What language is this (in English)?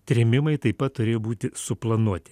Lithuanian